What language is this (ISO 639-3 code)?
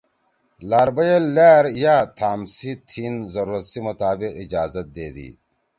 trw